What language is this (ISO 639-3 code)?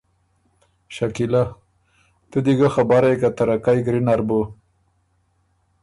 oru